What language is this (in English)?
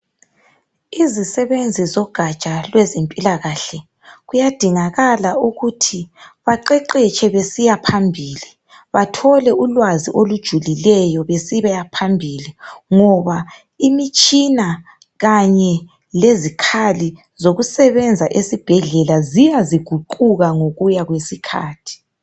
North Ndebele